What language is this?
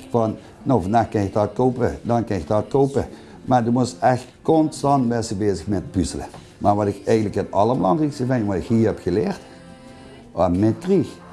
Dutch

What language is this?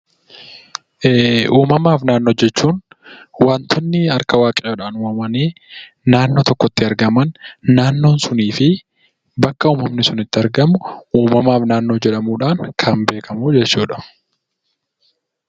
Oromo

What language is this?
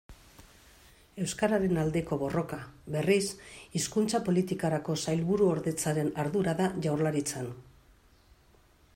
Basque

